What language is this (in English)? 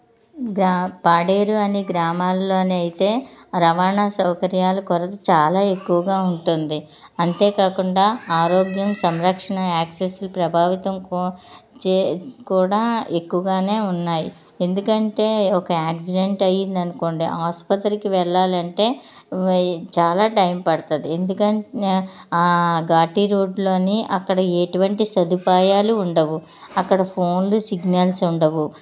Telugu